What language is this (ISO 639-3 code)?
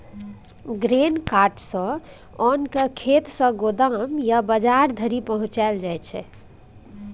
mai